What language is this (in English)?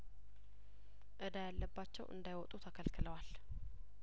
Amharic